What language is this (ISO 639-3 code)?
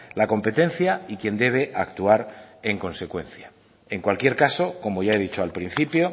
spa